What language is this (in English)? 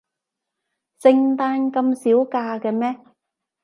Cantonese